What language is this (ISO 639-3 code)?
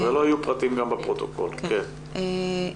heb